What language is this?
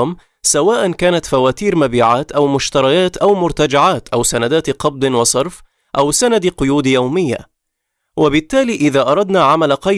Arabic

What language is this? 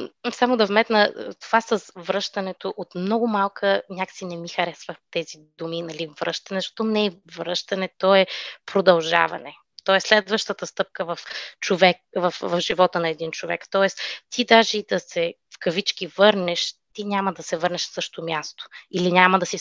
Bulgarian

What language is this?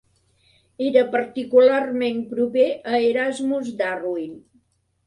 Catalan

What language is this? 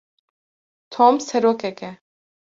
Kurdish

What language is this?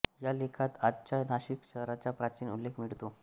Marathi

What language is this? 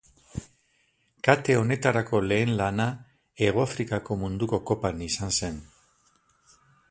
Basque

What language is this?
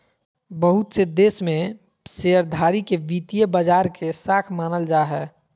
Magahi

